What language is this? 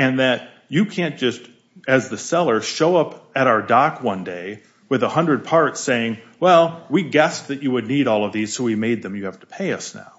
English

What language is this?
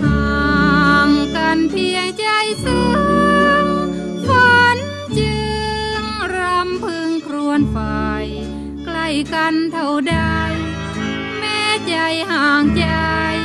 Thai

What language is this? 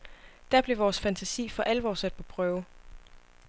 Danish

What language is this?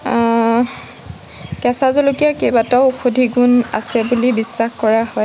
Assamese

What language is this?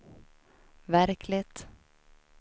Swedish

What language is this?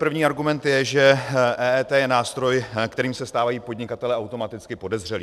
Czech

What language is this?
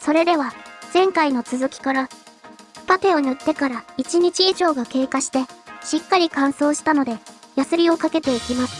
Japanese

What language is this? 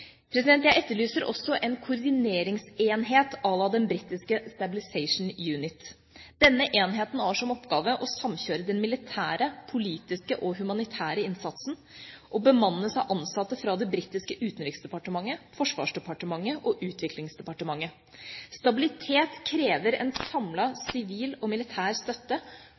Norwegian Bokmål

